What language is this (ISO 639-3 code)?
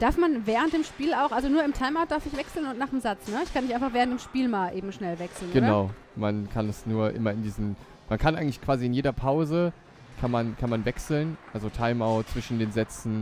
deu